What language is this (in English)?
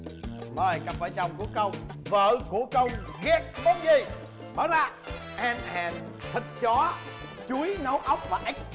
Vietnamese